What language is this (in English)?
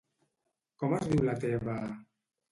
Catalan